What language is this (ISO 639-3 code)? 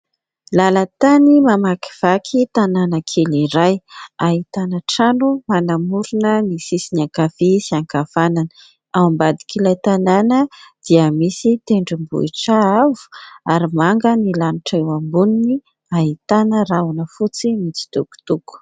mlg